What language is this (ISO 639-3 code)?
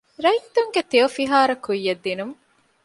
div